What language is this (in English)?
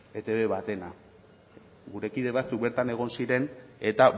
Basque